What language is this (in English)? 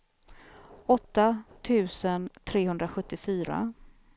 Swedish